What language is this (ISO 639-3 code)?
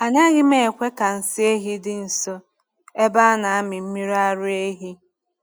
ibo